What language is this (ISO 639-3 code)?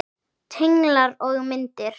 isl